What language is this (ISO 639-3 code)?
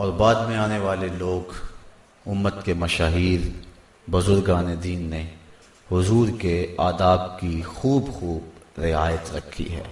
hin